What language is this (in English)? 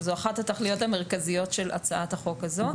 Hebrew